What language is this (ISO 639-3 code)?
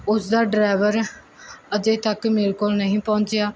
pan